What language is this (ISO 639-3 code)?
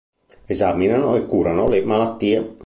ita